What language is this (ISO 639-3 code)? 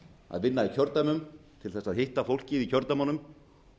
isl